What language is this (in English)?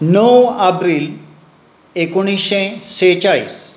Konkani